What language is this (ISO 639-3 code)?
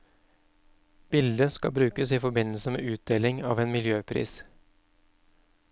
nor